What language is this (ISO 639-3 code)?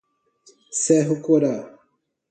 por